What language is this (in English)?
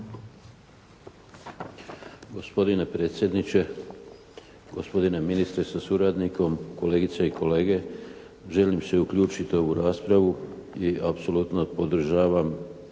Croatian